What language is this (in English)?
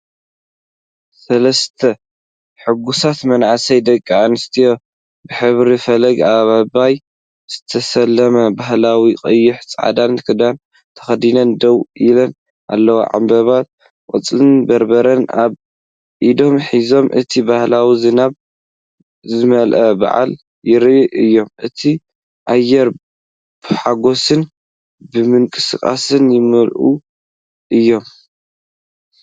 Tigrinya